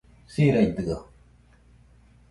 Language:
Nüpode Huitoto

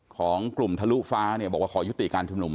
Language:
Thai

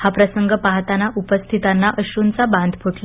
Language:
Marathi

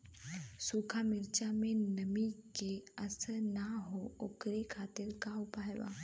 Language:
Bhojpuri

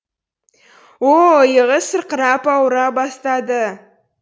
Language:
Kazakh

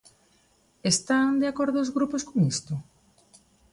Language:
Galician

